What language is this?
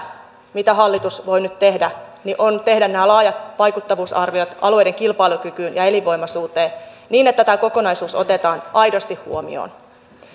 Finnish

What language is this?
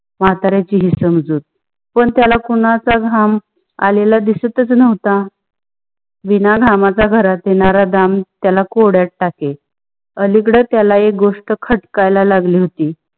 Marathi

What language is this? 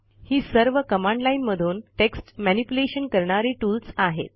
Marathi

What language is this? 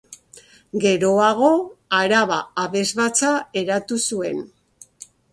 Basque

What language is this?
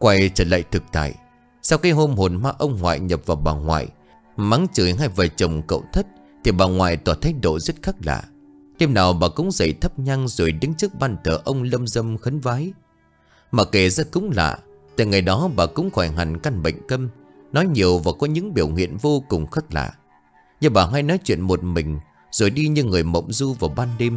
Vietnamese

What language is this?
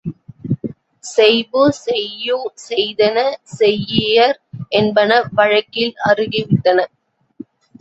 Tamil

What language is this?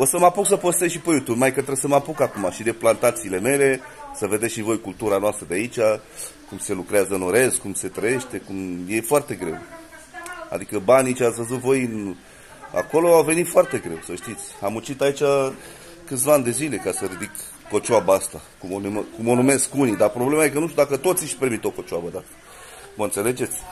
Romanian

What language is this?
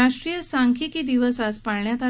Marathi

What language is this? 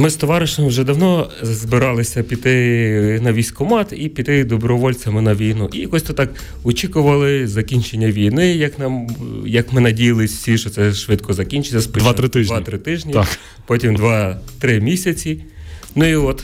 Ukrainian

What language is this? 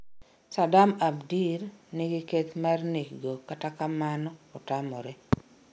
Luo (Kenya and Tanzania)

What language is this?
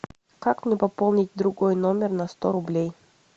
Russian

